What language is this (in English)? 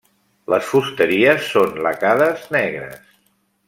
Catalan